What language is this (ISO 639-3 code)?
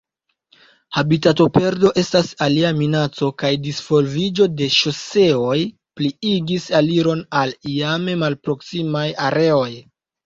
epo